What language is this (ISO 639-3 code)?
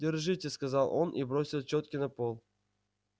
rus